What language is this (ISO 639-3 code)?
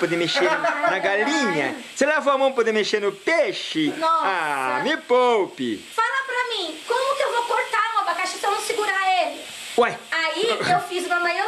por